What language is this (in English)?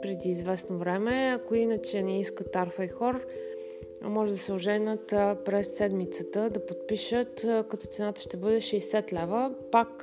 Bulgarian